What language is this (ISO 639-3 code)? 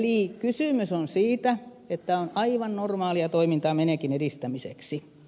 fin